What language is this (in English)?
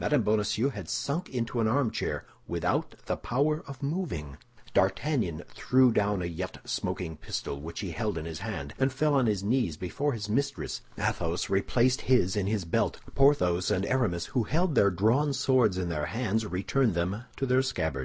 English